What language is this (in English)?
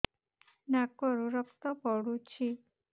Odia